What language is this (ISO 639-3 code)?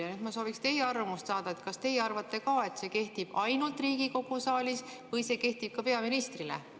est